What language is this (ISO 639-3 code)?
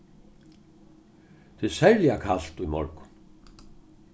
fao